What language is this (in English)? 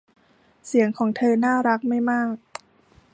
Thai